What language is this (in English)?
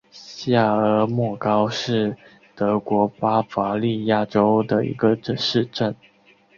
Chinese